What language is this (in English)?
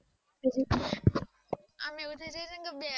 Gujarati